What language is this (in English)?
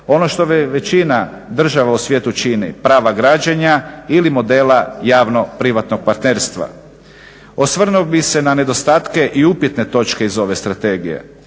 Croatian